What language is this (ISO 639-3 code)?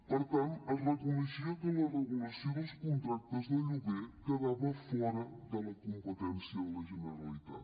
cat